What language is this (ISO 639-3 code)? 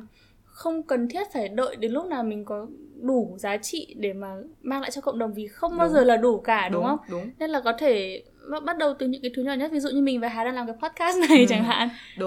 vie